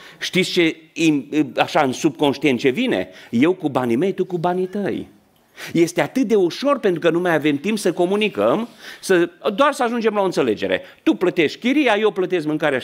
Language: Romanian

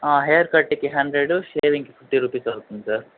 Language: Telugu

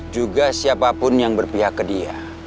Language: Indonesian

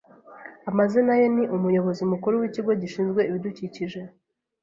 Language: Kinyarwanda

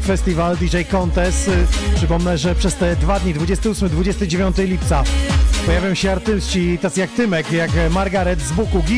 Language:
Polish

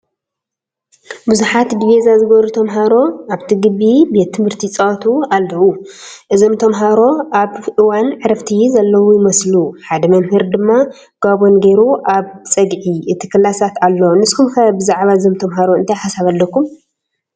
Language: Tigrinya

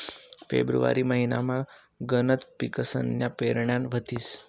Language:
Marathi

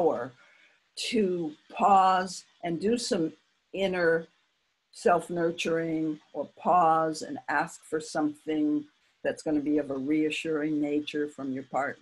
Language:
English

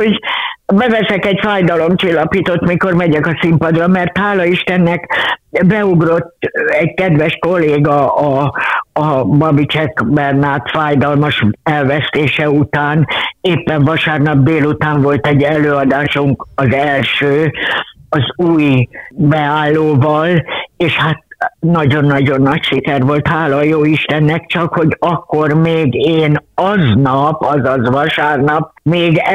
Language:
Hungarian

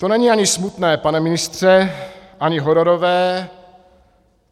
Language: Czech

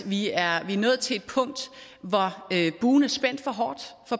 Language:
Danish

